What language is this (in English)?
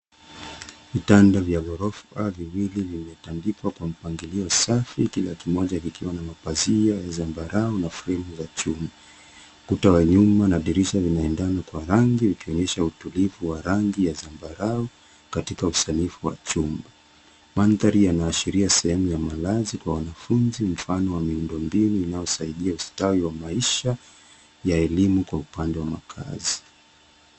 Swahili